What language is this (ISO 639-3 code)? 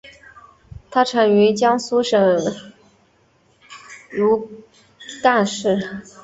zho